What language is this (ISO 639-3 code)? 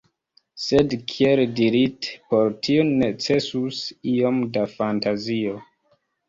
epo